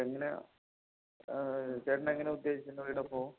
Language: Malayalam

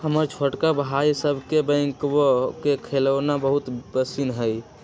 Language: Magahi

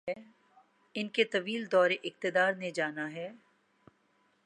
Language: Urdu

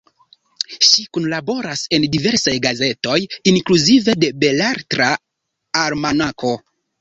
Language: Esperanto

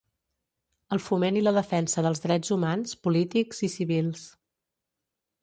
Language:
Catalan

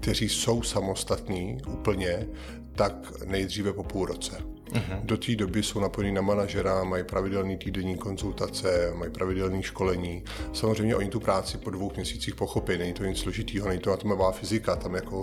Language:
Czech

